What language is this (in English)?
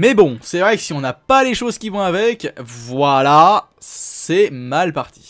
French